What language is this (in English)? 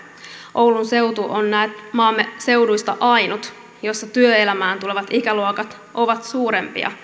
Finnish